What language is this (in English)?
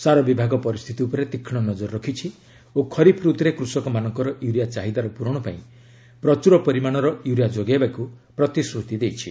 Odia